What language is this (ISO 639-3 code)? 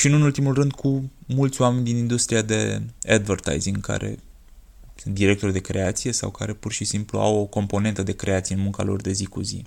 ron